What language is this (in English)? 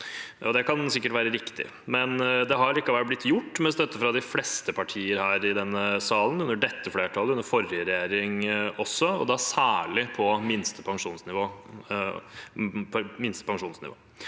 Norwegian